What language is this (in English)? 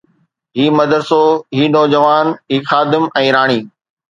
Sindhi